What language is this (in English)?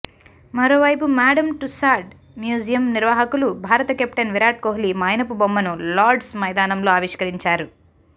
Telugu